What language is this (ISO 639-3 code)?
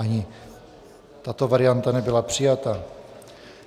ces